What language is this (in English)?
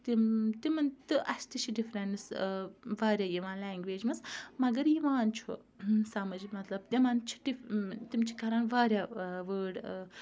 Kashmiri